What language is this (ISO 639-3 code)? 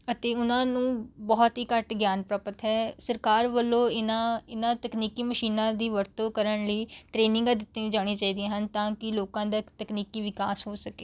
pan